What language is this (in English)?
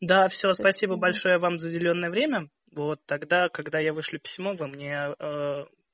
Russian